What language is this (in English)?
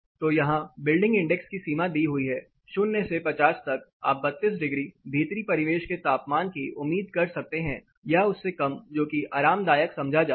Hindi